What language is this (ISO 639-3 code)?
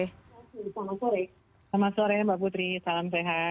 ind